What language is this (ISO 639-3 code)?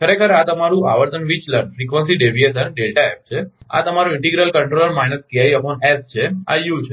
guj